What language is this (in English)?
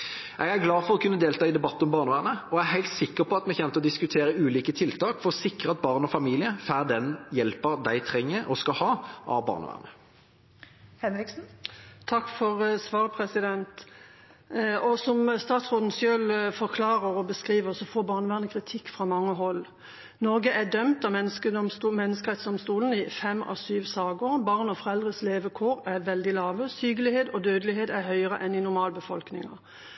Norwegian Bokmål